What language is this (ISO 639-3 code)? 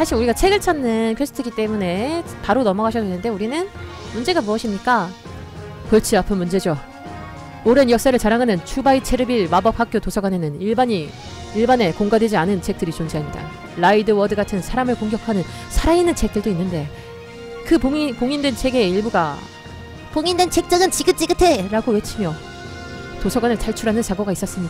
kor